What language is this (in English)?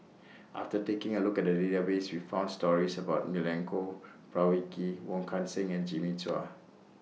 English